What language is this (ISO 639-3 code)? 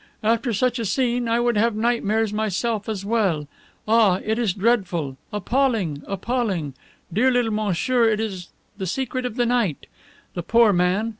eng